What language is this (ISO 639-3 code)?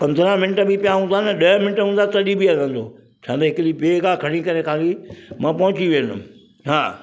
snd